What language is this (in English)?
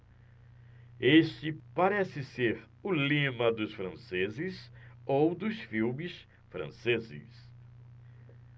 Portuguese